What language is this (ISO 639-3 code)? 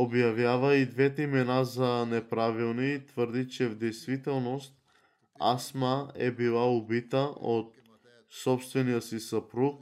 bul